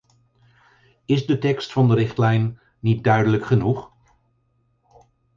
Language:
Dutch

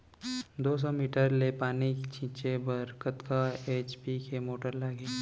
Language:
Chhattisgarhi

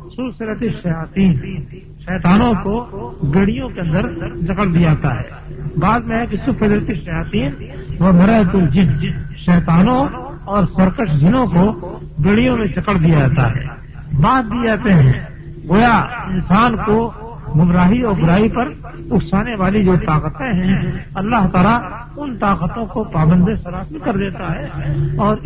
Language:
Urdu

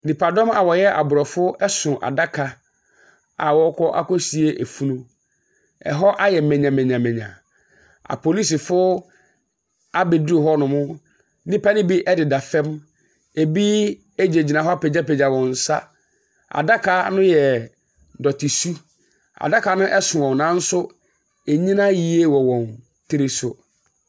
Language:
Akan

